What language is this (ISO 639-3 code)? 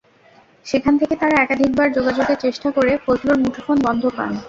ben